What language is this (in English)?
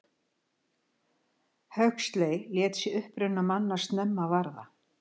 Icelandic